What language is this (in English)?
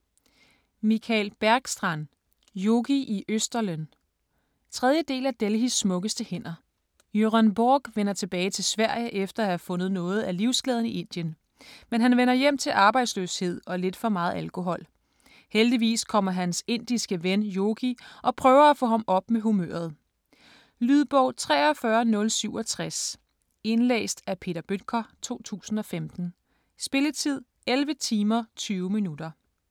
Danish